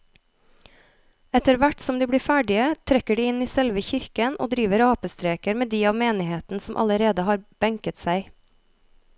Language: Norwegian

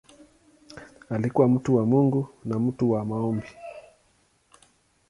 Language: Swahili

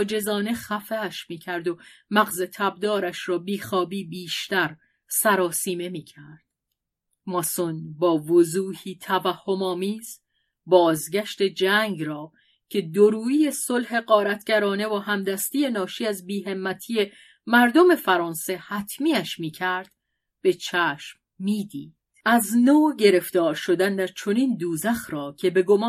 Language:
Persian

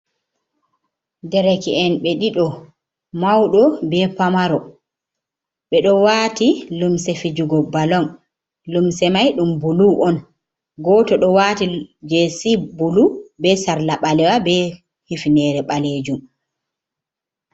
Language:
Fula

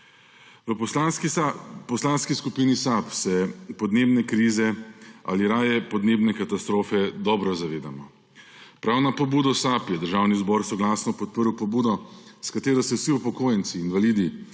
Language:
Slovenian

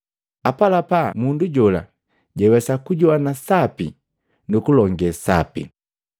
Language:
Matengo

